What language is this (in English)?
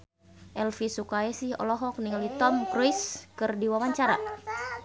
Sundanese